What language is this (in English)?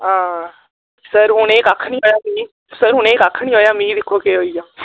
Dogri